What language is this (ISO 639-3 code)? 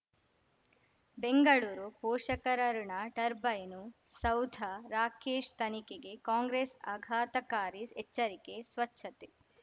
kan